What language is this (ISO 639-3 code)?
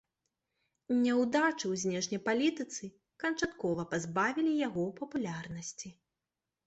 bel